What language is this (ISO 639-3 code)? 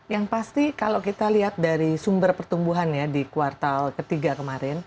ind